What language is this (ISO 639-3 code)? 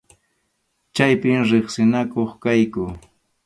qxu